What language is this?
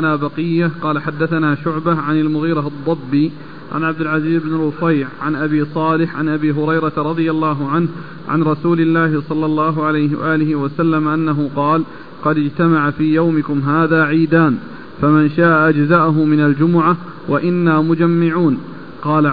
Arabic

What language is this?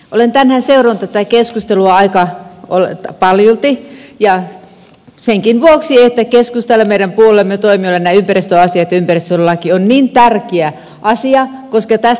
Finnish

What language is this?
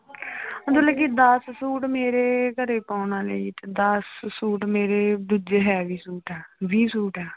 Punjabi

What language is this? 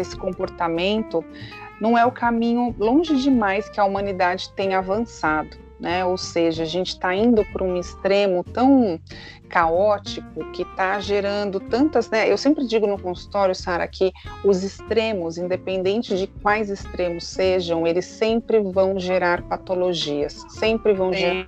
Portuguese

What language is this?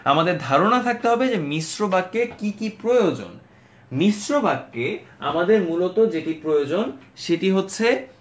Bangla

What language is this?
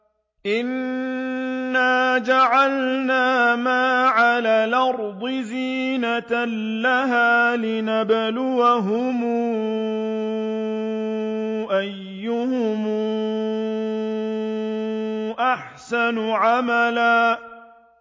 Arabic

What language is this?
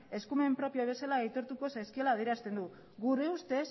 Basque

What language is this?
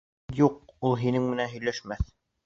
Bashkir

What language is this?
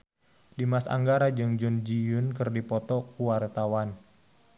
Sundanese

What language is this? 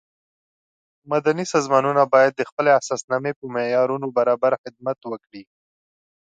Pashto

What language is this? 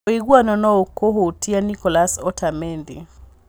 Kikuyu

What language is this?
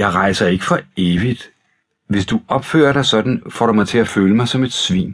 Danish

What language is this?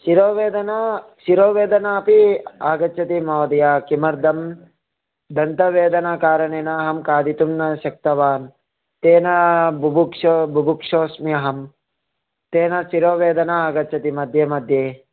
Sanskrit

